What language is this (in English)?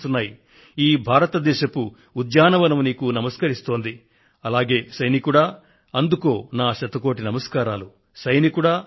Telugu